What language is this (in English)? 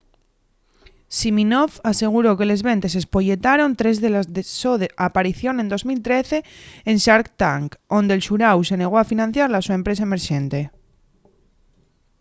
Asturian